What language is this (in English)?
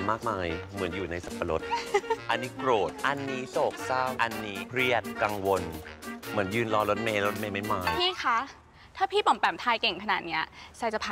Thai